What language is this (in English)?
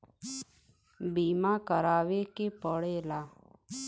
Bhojpuri